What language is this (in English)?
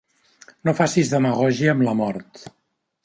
Catalan